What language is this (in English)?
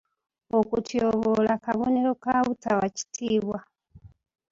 Ganda